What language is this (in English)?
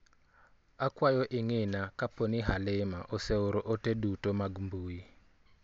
Luo (Kenya and Tanzania)